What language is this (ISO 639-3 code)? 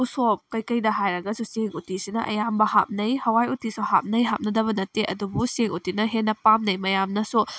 mni